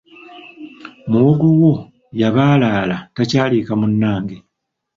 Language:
Ganda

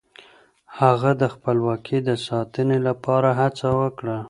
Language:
Pashto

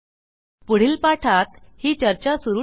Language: Marathi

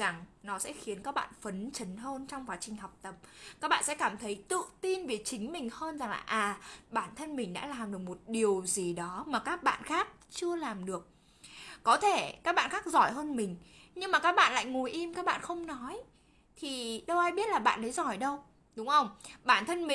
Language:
Vietnamese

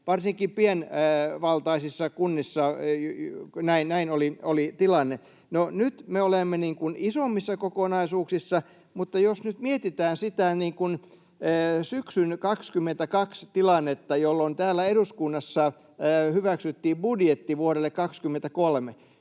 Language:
Finnish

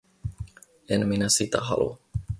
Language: Finnish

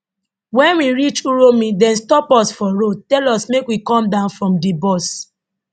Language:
Nigerian Pidgin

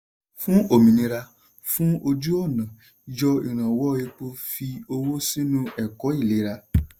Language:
Yoruba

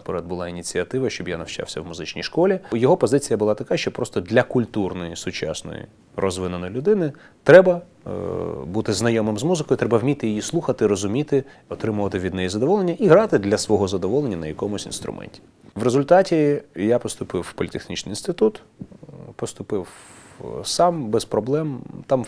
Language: Russian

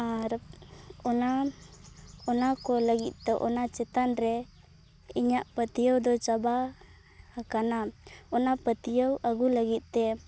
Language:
Santali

